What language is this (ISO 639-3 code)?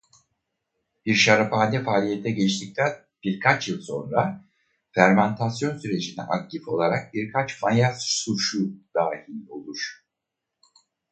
tur